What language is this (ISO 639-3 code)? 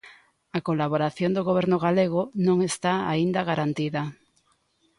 glg